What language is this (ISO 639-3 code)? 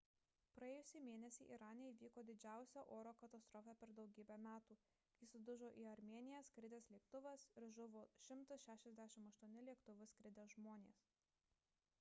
lit